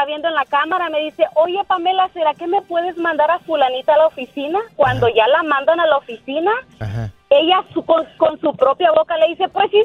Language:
Spanish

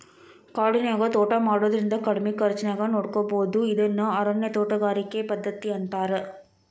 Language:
Kannada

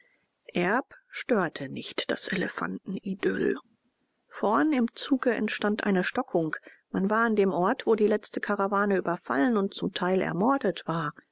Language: German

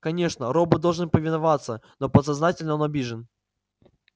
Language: Russian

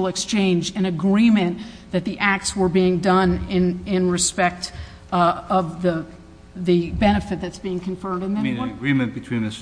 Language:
English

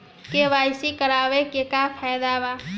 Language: Bhojpuri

